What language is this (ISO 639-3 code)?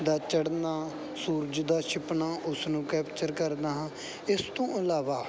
pan